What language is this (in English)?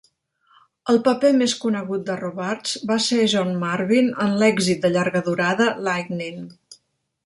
Catalan